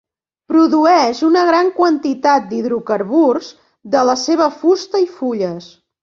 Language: Catalan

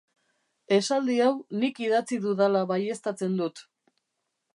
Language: Basque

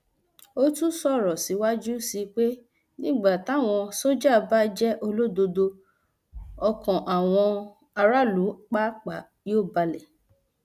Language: Yoruba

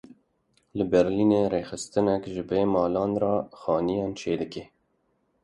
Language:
Kurdish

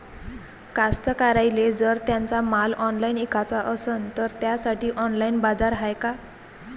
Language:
Marathi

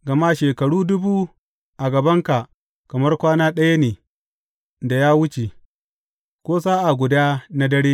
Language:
Hausa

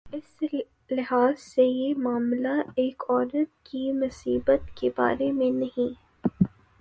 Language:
Urdu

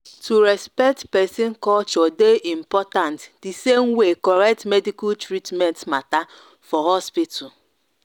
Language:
Nigerian Pidgin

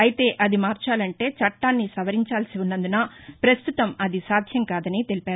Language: Telugu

